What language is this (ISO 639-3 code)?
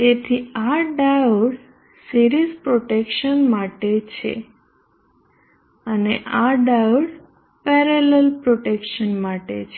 guj